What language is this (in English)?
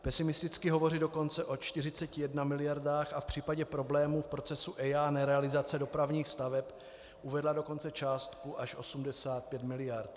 Czech